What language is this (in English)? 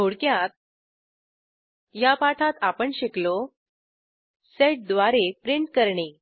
Marathi